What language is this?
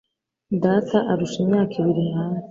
Kinyarwanda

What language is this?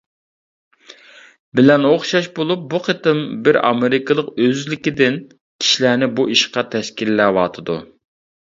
Uyghur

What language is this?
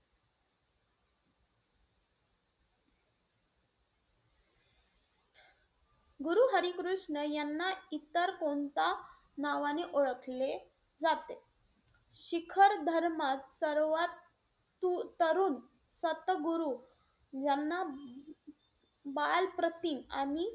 Marathi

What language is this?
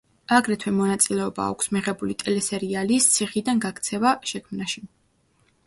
Georgian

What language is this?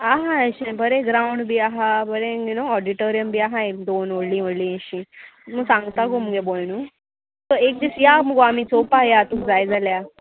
Konkani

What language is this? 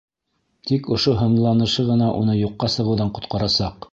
Bashkir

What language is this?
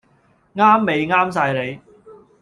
Cantonese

